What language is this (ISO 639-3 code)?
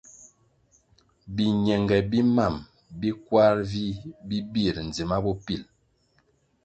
nmg